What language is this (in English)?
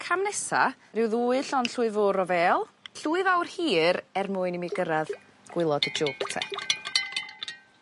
Welsh